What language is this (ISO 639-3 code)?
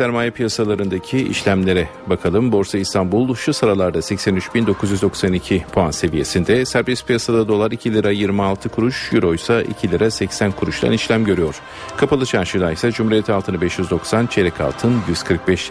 tur